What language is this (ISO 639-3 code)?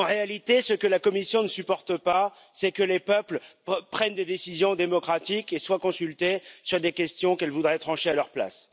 fra